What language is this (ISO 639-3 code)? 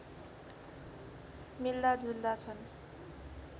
nep